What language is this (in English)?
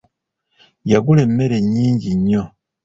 Ganda